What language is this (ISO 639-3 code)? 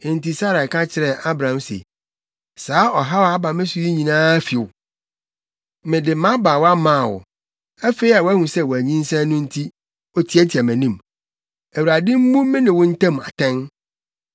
aka